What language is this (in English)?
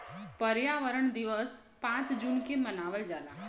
Bhojpuri